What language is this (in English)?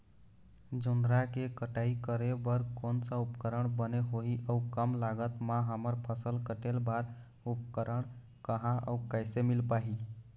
Chhattisgarhi